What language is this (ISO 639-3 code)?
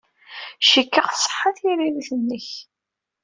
kab